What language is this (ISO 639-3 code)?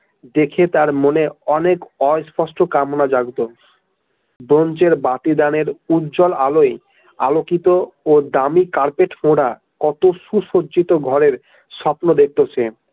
ben